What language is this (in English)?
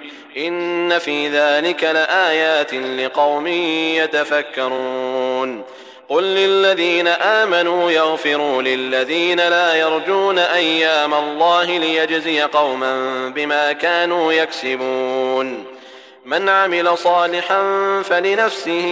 Arabic